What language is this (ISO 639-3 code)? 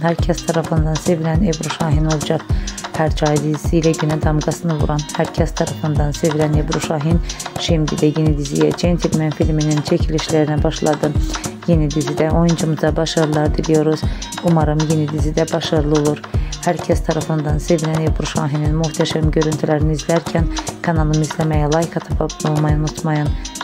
tur